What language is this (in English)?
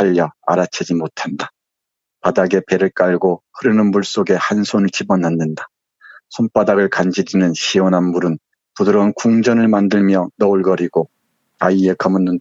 Korean